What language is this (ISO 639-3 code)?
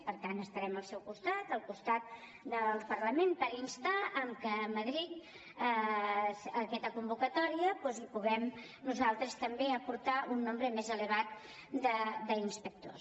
cat